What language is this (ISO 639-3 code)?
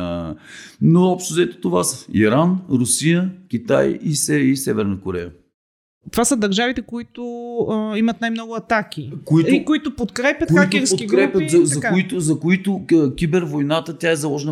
bul